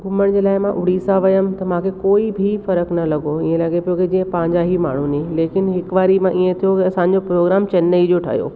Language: Sindhi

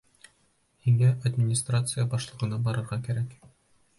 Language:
Bashkir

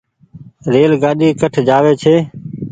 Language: Goaria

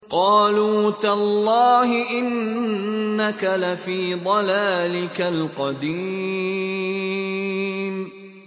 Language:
Arabic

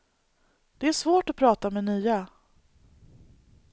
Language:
Swedish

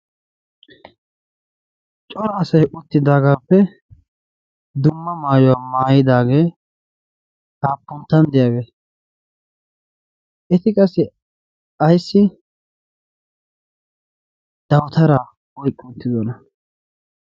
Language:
Wolaytta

